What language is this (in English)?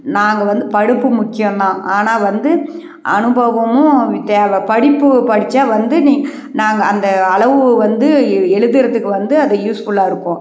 Tamil